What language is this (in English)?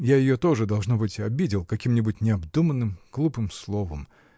Russian